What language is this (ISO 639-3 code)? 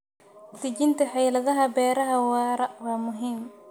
som